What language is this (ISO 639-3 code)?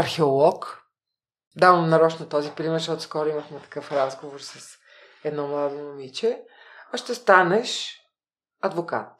bul